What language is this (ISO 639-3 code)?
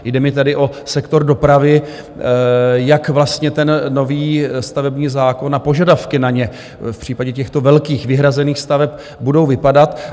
ces